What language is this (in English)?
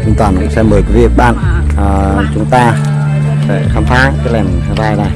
Vietnamese